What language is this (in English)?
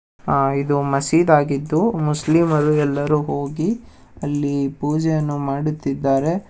Kannada